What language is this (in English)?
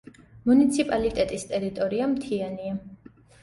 Georgian